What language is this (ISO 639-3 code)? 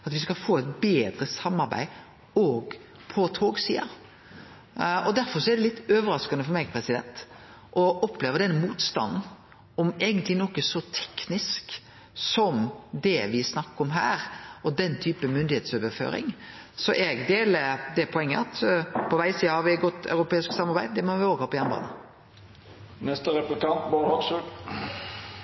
nno